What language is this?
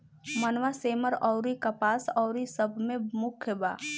Bhojpuri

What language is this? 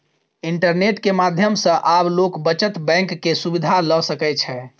Maithili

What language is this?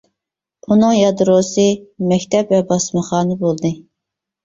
Uyghur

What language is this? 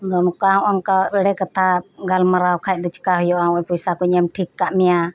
Santali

